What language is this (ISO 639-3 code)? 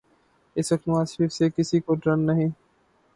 urd